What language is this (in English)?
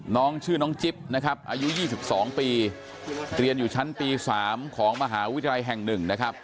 Thai